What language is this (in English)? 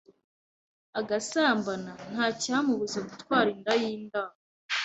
Kinyarwanda